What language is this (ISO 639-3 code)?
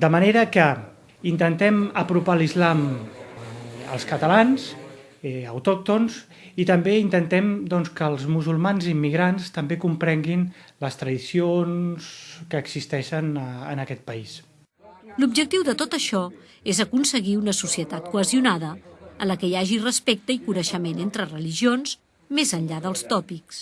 spa